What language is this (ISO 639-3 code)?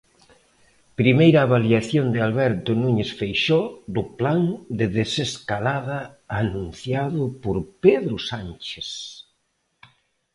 glg